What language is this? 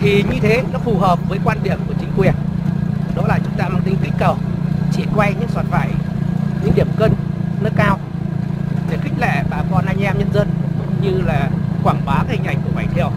Vietnamese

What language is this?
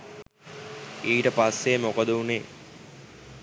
Sinhala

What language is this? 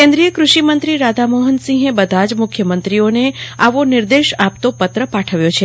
Gujarati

